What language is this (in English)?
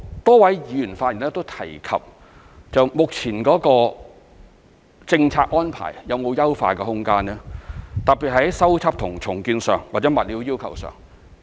Cantonese